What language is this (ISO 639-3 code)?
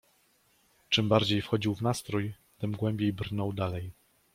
pol